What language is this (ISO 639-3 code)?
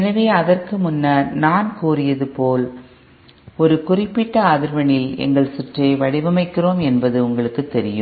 tam